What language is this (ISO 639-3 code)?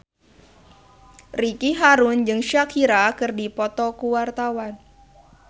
sun